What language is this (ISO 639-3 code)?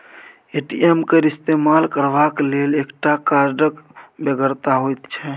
mai